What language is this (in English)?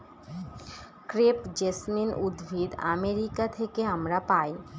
Bangla